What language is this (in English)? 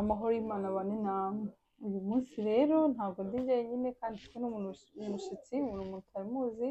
Russian